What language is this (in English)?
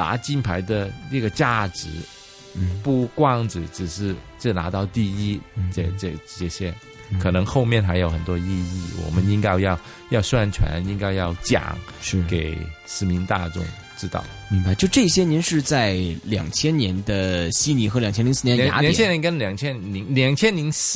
Chinese